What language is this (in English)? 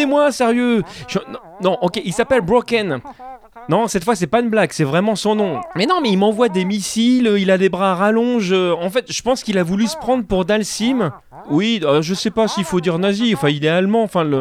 French